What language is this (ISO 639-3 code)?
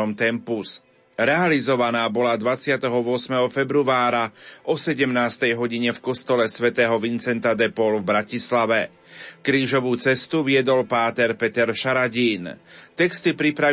slk